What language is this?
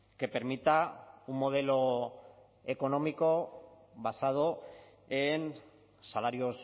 Spanish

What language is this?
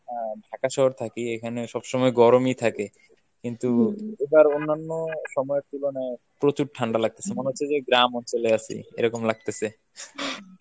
Bangla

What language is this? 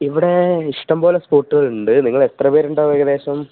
Malayalam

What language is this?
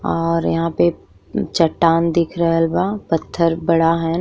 Bhojpuri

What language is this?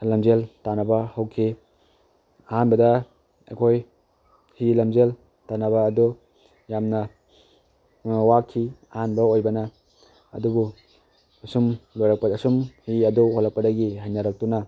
Manipuri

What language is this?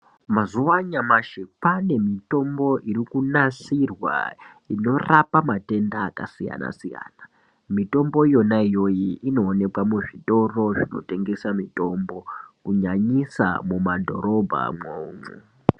Ndau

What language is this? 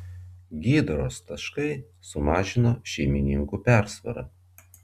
Lithuanian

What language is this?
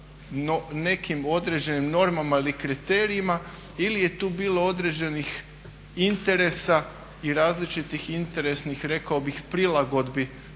Croatian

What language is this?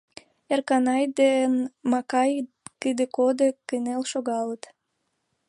Mari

